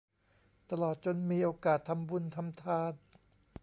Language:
Thai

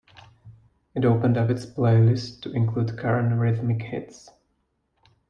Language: English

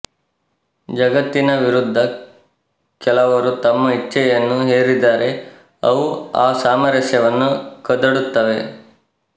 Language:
Kannada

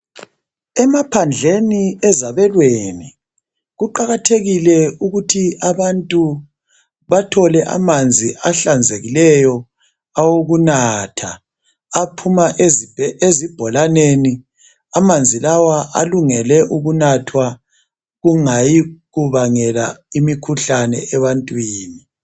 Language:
North Ndebele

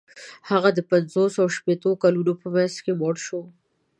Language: Pashto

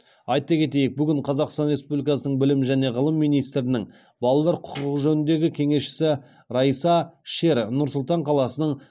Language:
Kazakh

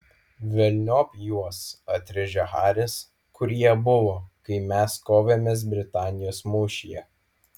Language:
Lithuanian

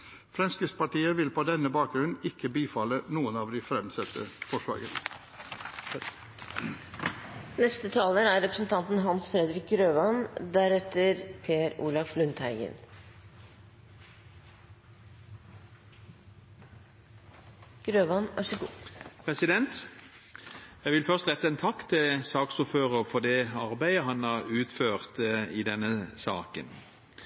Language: Norwegian Bokmål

